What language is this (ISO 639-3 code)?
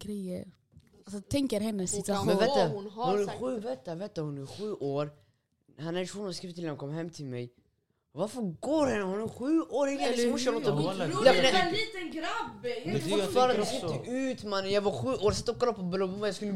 swe